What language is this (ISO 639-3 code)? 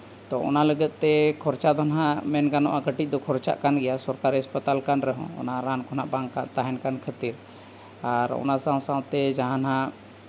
sat